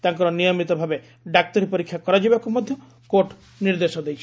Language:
Odia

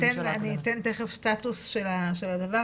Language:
Hebrew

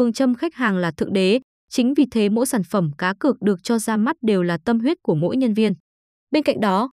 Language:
Vietnamese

